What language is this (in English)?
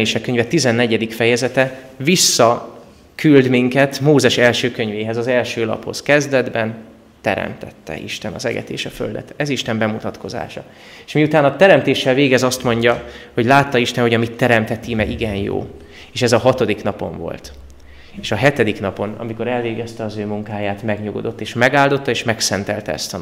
Hungarian